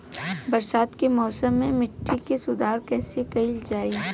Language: Bhojpuri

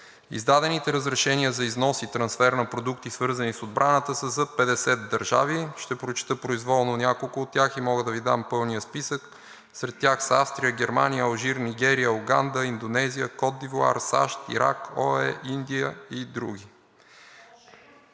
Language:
Bulgarian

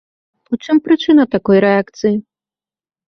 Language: Belarusian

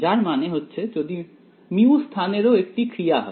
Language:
Bangla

